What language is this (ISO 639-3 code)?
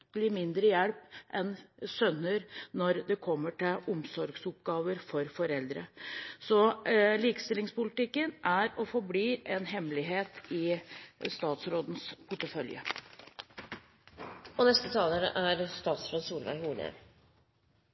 nob